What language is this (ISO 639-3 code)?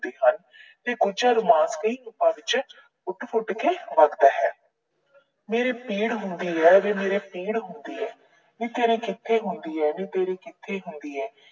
pan